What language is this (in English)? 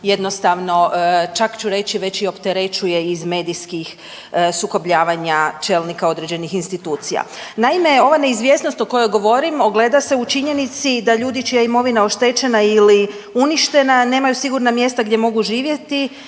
Croatian